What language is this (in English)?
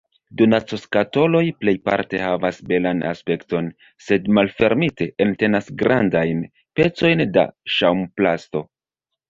Esperanto